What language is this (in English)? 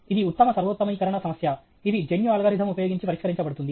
Telugu